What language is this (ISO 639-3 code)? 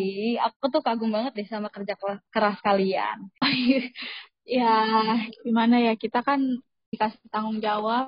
ind